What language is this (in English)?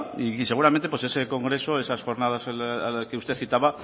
Spanish